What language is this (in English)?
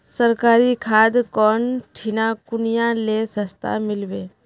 Magahi